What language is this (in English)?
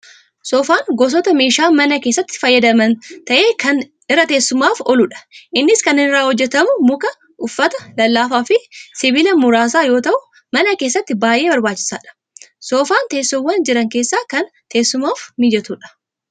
Oromo